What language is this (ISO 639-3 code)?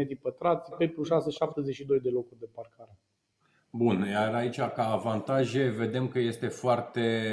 ron